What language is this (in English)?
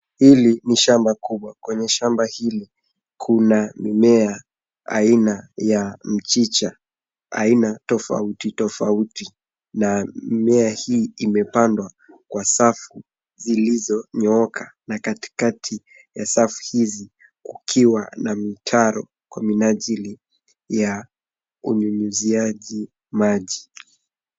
Swahili